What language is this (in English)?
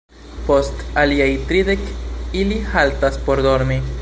Esperanto